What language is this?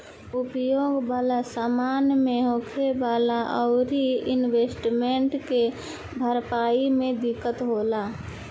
Bhojpuri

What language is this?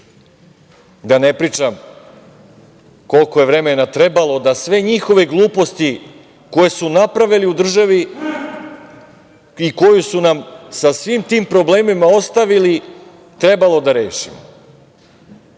Serbian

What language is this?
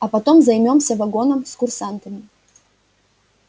Russian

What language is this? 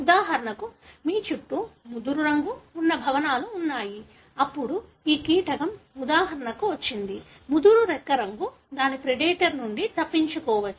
Telugu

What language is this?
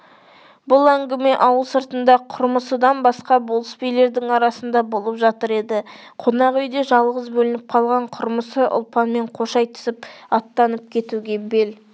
Kazakh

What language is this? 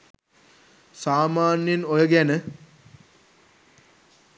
Sinhala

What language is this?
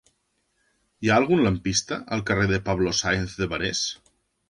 Catalan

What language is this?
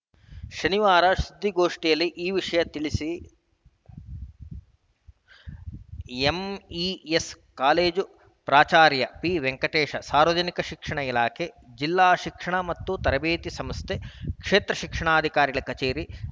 Kannada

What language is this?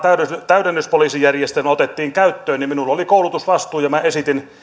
Finnish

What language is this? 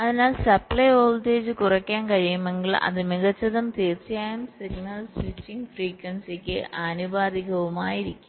Malayalam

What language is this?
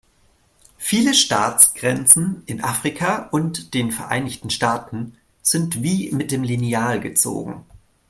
German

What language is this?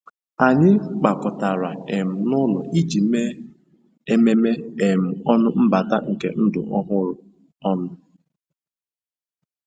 Igbo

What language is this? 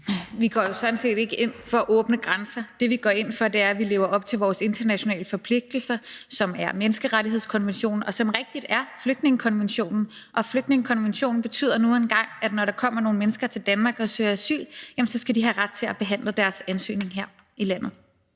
Danish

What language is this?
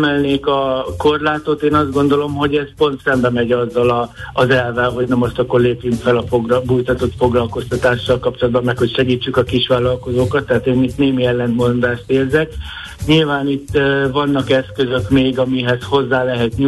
Hungarian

